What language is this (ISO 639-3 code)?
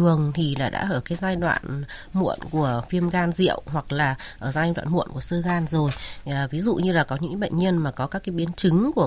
vie